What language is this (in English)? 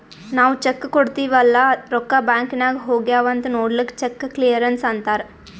Kannada